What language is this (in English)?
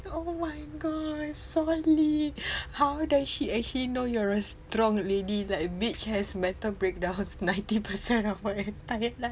English